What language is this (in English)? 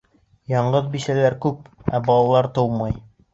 Bashkir